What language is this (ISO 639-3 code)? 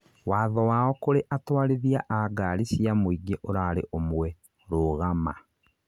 kik